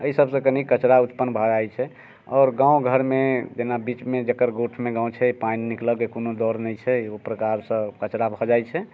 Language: Maithili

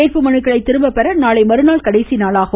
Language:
Tamil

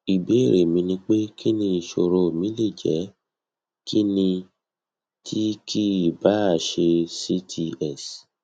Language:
Yoruba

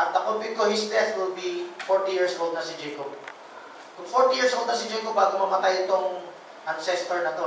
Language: Filipino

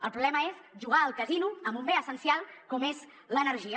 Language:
Catalan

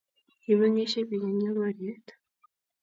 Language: Kalenjin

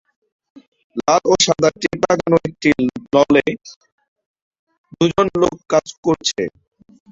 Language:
Bangla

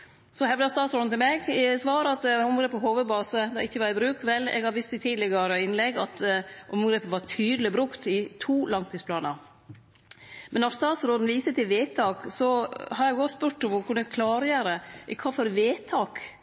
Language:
Norwegian Nynorsk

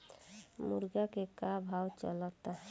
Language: Bhojpuri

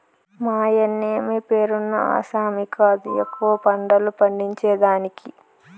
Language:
Telugu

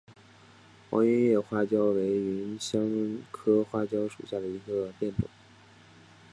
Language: Chinese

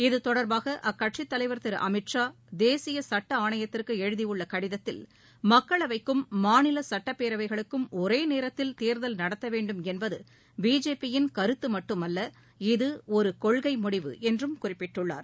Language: Tamil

